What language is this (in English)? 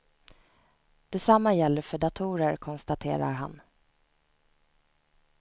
Swedish